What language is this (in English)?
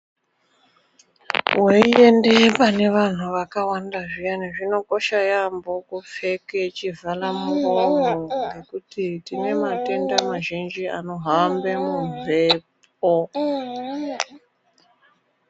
Ndau